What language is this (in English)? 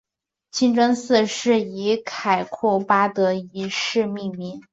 Chinese